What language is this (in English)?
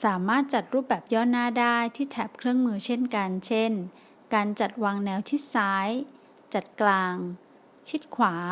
Thai